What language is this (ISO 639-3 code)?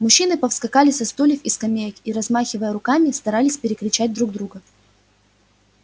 rus